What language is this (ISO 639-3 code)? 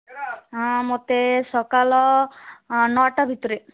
ori